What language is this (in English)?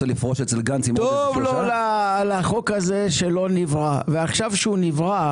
Hebrew